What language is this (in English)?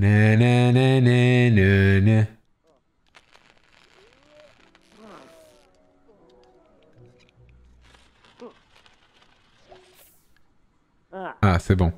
French